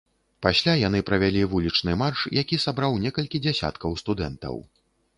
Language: Belarusian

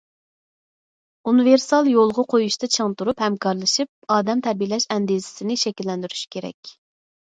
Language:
Uyghur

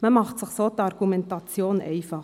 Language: Swiss German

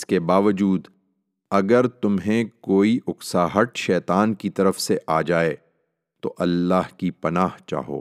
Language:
Urdu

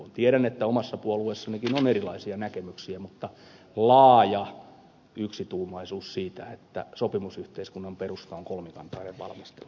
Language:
Finnish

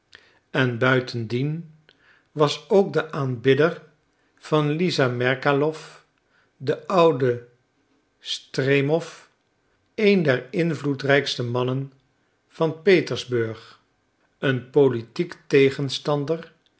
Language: Dutch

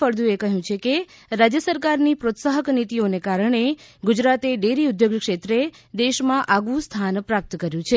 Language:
Gujarati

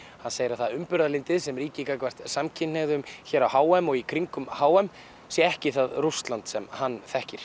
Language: Icelandic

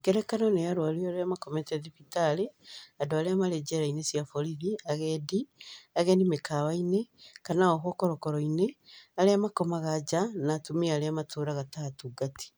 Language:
Kikuyu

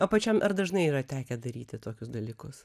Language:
Lithuanian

